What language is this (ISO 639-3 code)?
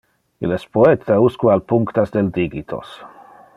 ina